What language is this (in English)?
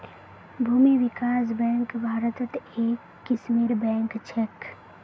Magahi